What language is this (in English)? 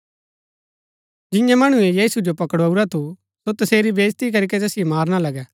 Gaddi